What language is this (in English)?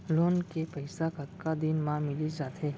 Chhattisgarhi